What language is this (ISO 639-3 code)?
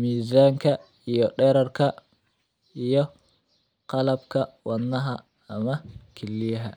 som